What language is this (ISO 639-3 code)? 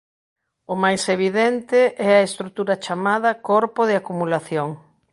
glg